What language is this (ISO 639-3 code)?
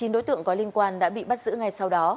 vie